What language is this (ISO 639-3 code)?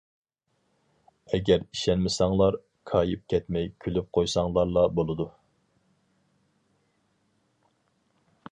uig